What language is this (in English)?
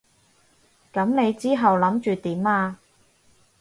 Cantonese